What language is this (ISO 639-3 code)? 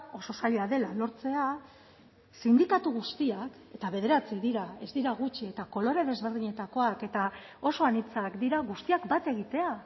eus